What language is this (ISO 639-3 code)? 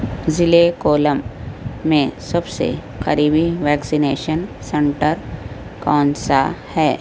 urd